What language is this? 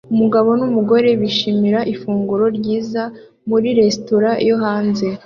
Kinyarwanda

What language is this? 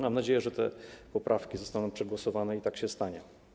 Polish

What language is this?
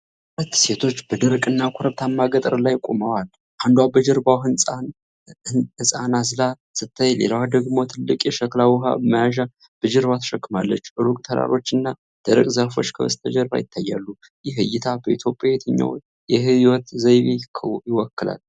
Amharic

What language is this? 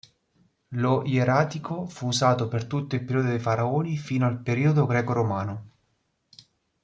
Italian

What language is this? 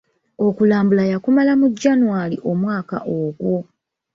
Ganda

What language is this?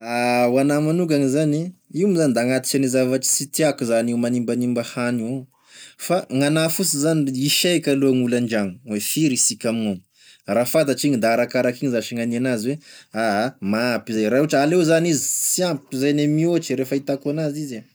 Tesaka Malagasy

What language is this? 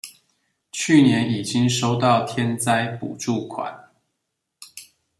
Chinese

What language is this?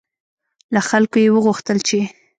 Pashto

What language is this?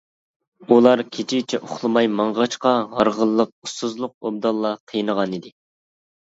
Uyghur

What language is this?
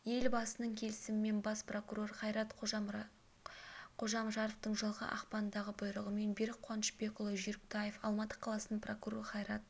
Kazakh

